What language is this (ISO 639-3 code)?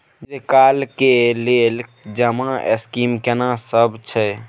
mai